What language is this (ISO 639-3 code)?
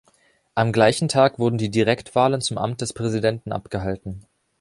deu